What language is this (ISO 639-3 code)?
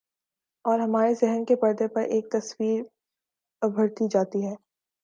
urd